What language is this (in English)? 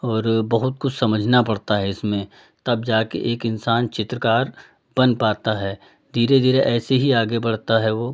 Hindi